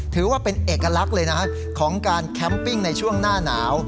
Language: Thai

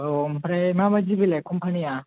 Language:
Bodo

